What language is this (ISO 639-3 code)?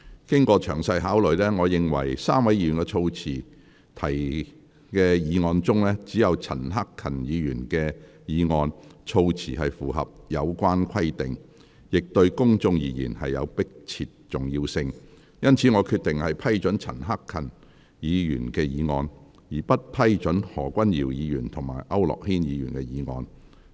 yue